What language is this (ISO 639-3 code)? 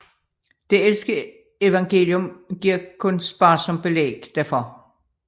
dan